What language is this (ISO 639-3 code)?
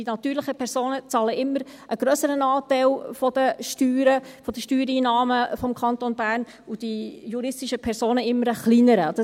gsw